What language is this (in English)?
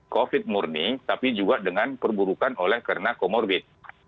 Indonesian